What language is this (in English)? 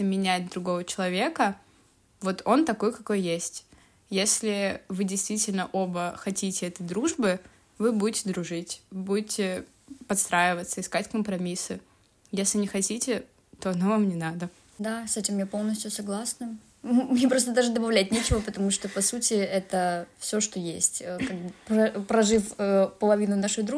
Russian